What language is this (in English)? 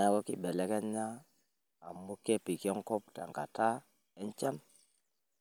Masai